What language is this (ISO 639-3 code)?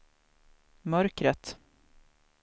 swe